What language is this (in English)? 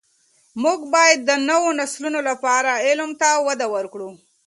Pashto